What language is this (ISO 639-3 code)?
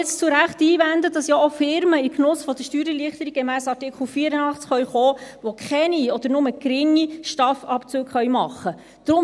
gsw